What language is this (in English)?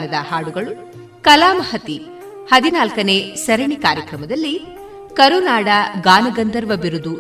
Kannada